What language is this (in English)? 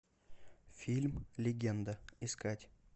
Russian